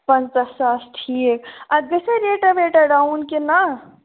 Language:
Kashmiri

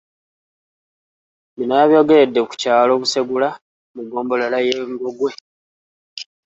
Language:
Ganda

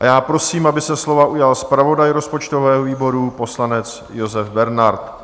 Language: Czech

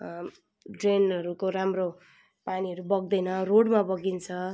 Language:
Nepali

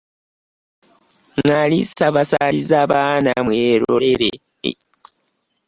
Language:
Ganda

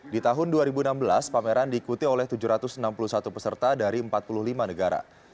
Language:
Indonesian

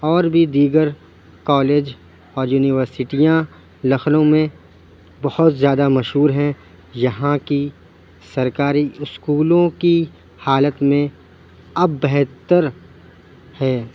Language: Urdu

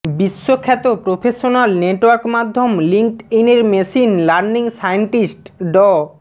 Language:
Bangla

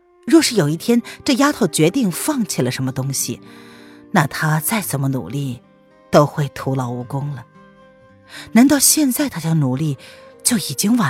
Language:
Chinese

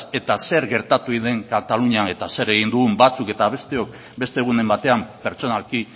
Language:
Basque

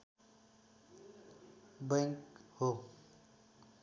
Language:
Nepali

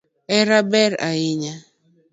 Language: Luo (Kenya and Tanzania)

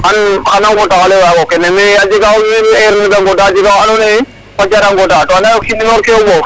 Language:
Serer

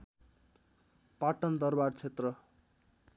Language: Nepali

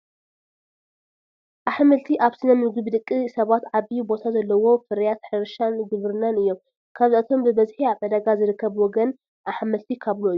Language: Tigrinya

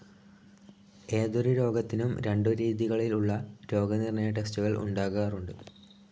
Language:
Malayalam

